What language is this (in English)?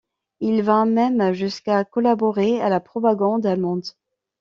French